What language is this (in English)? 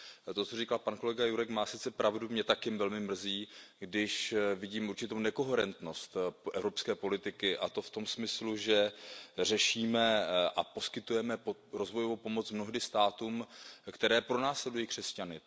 Czech